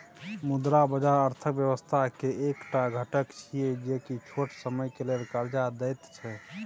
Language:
Maithili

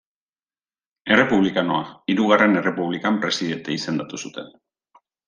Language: Basque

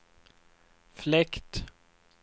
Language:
Swedish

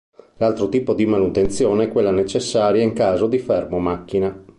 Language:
Italian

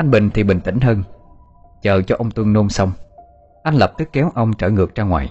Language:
Vietnamese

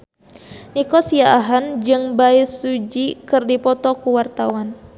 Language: Sundanese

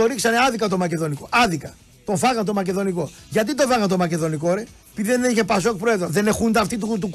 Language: Greek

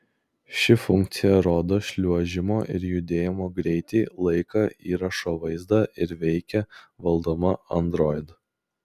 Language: Lithuanian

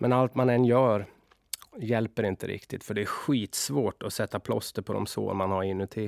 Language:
Swedish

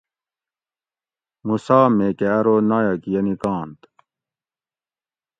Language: Gawri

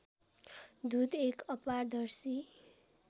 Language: Nepali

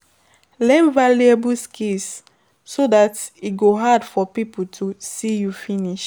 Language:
Nigerian Pidgin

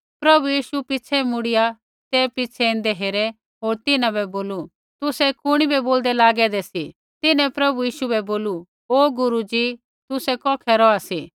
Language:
Kullu Pahari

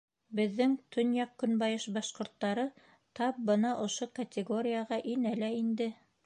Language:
Bashkir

